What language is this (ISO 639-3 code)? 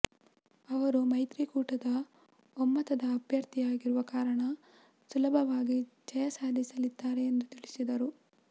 kan